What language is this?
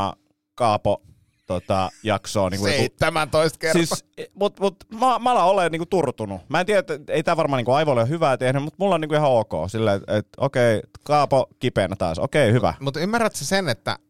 Finnish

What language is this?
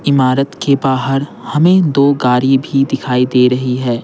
Hindi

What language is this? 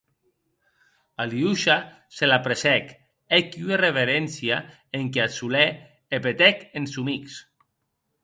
Occitan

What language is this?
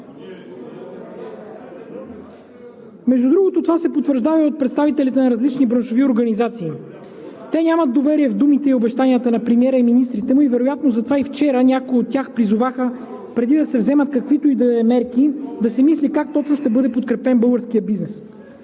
Bulgarian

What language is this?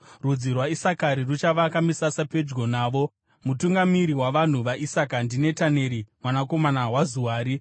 Shona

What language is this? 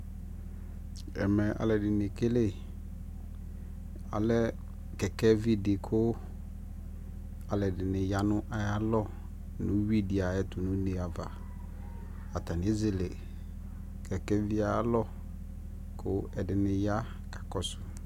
Ikposo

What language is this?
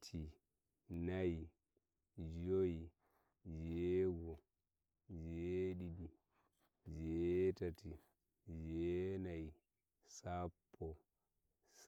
Nigerian Fulfulde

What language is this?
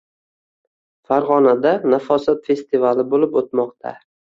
Uzbek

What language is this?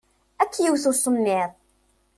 Kabyle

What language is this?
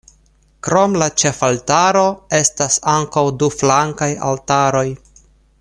Esperanto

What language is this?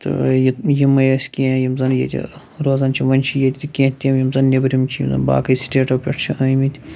Kashmiri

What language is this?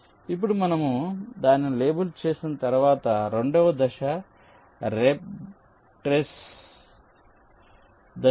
Telugu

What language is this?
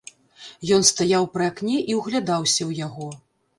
Belarusian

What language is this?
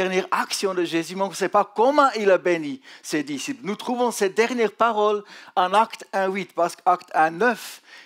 French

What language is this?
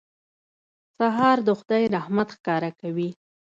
Pashto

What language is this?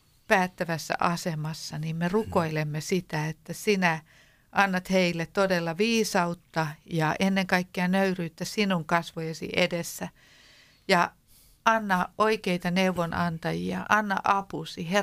Finnish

